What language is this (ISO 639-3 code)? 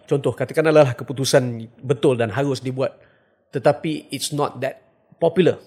msa